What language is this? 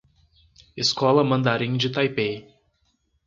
Portuguese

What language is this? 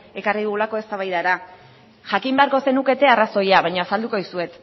Basque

